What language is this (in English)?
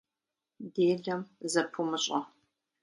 Kabardian